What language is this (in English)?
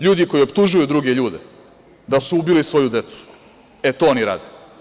Serbian